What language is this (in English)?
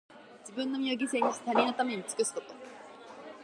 Japanese